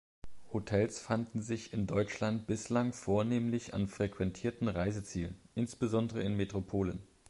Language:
German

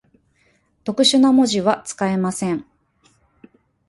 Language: Japanese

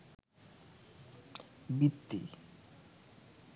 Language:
Bangla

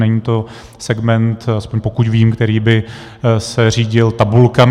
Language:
Czech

